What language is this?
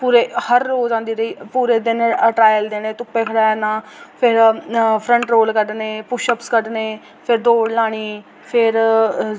Dogri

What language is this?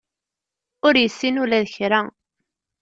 Kabyle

